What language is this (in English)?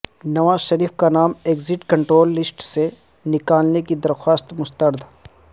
Urdu